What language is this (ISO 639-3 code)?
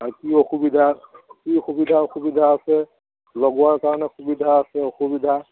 asm